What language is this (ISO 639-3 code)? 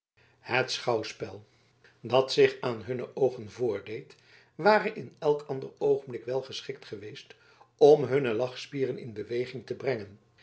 nld